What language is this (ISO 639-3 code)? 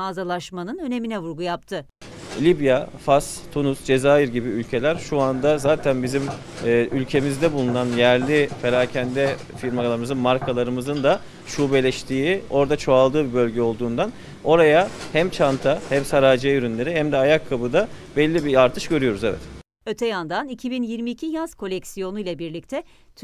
tur